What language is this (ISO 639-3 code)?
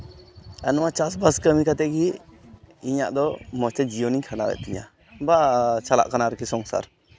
sat